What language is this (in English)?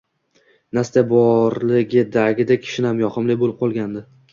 Uzbek